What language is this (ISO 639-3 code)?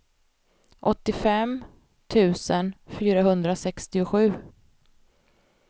swe